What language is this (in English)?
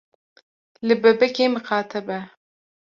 Kurdish